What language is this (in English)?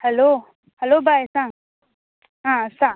Konkani